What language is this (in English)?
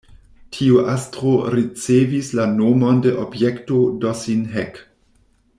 Esperanto